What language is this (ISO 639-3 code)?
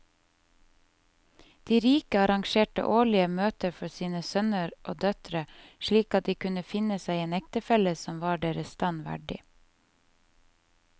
nor